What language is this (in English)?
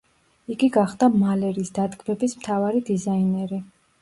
Georgian